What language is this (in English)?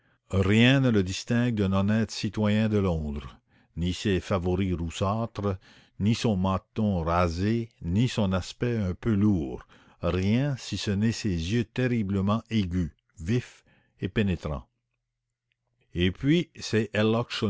French